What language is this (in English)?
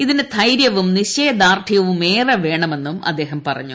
Malayalam